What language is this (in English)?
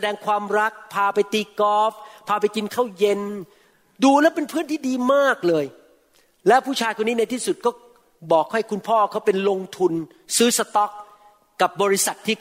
Thai